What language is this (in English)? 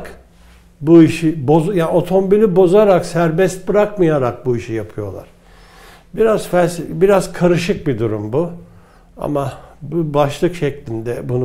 Turkish